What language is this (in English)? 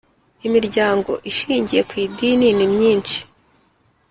Kinyarwanda